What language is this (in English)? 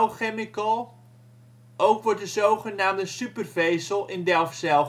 Dutch